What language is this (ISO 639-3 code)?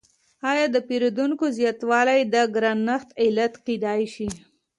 pus